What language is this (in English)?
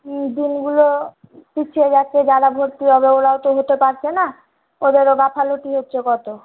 Bangla